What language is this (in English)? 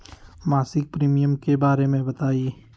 Magahi